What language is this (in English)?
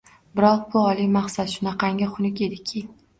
Uzbek